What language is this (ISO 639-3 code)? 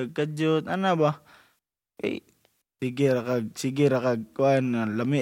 fil